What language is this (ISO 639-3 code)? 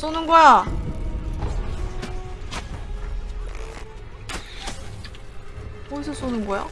kor